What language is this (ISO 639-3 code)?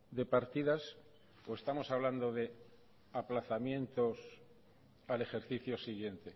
spa